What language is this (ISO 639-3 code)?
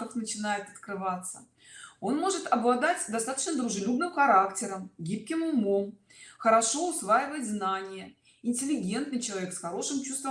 rus